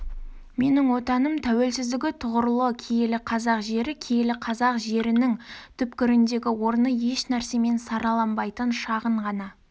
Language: Kazakh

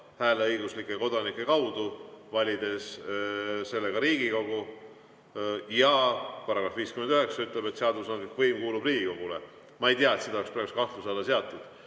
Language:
Estonian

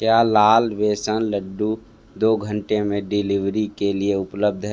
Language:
Hindi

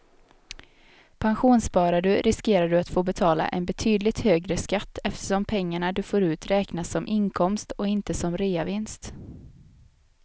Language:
Swedish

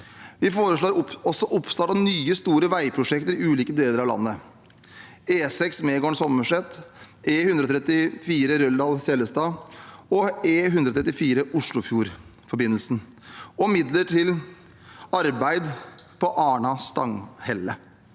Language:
Norwegian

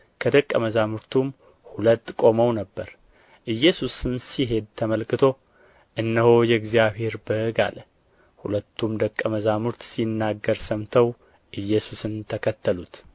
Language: Amharic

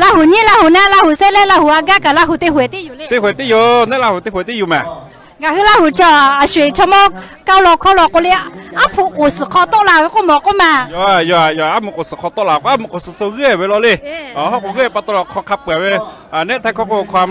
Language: Thai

